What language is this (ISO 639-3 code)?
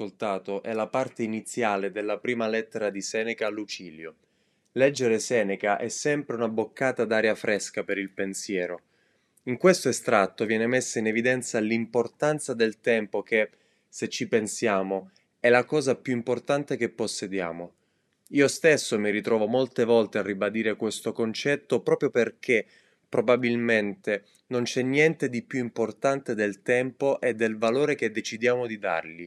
ita